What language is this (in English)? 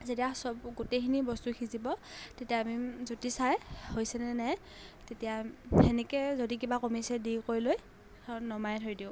Assamese